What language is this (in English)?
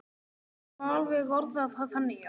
Icelandic